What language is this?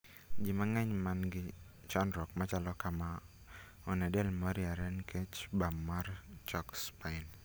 Luo (Kenya and Tanzania)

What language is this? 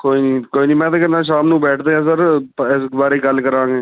Punjabi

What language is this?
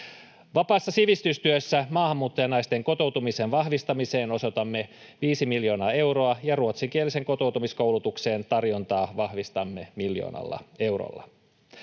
Finnish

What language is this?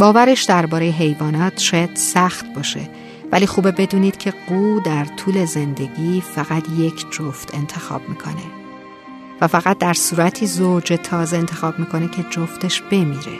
Persian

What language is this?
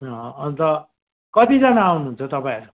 Nepali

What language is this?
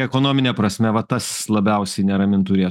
Lithuanian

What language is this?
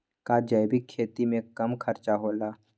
Magahi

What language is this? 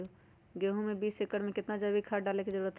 Magahi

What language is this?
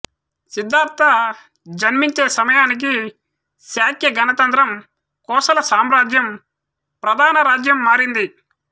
Telugu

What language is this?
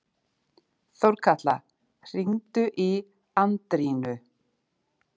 Icelandic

